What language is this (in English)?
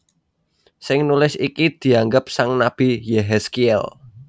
Javanese